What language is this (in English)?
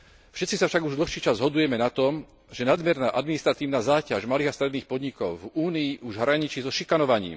Slovak